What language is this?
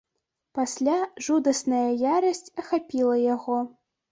Belarusian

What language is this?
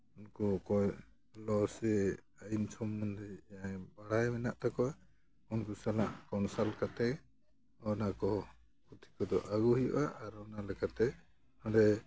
Santali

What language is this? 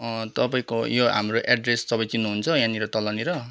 Nepali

